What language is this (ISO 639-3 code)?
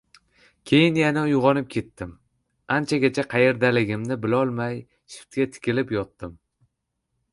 uzb